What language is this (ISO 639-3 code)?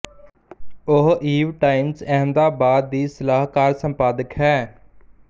pan